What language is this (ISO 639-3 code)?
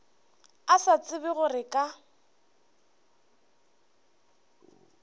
nso